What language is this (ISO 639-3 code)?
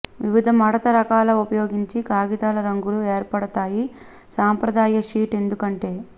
tel